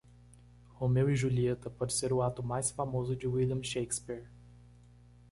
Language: Portuguese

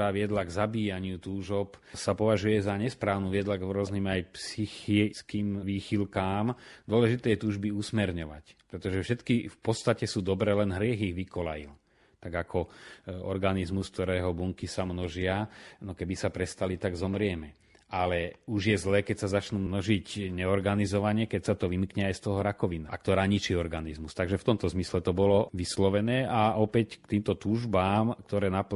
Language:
Slovak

